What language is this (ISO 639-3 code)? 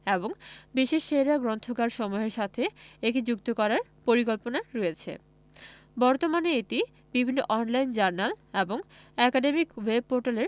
ben